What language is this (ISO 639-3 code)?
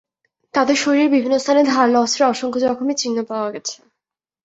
ben